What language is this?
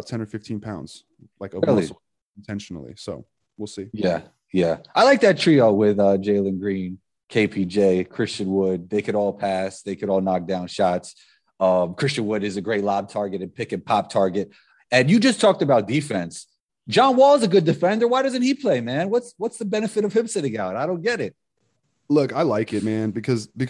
English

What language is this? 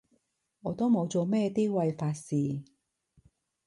Cantonese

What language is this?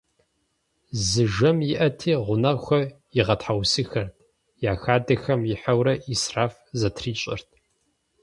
Kabardian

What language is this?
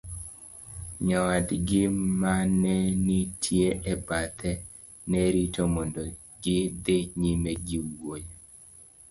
Luo (Kenya and Tanzania)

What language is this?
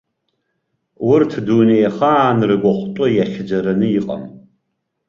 Abkhazian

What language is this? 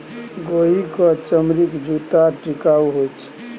Maithili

